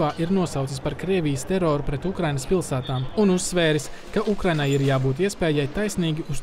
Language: Latvian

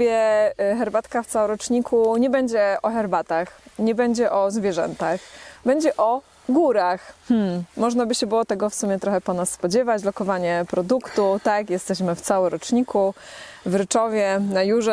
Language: Polish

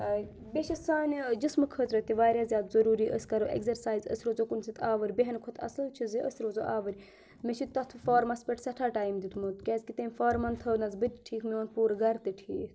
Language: Kashmiri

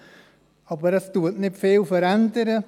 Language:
Swiss German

